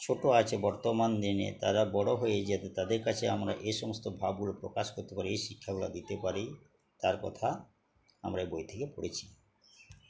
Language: Bangla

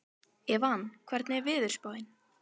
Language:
Icelandic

